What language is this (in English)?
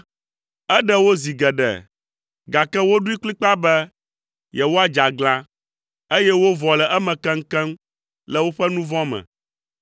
Ewe